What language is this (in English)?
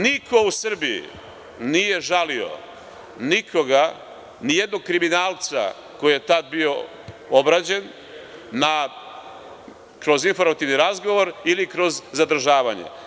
Serbian